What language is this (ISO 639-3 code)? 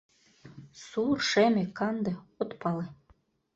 chm